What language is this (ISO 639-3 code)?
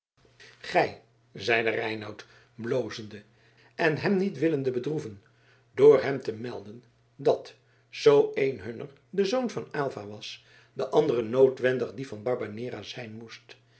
nld